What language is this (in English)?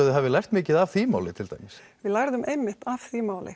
Icelandic